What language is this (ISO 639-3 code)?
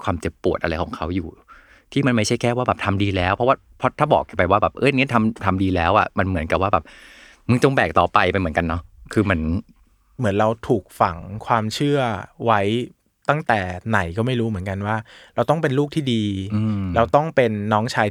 tha